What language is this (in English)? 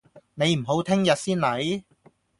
Cantonese